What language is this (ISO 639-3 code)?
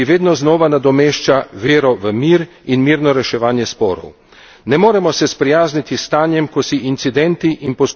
slv